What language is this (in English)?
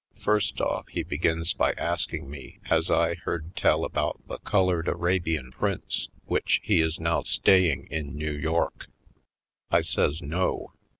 English